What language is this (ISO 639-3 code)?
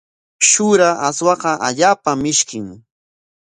qwa